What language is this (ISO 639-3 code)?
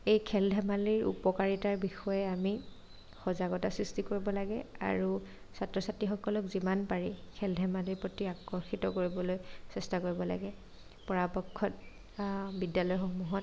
asm